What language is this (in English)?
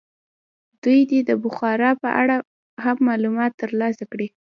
Pashto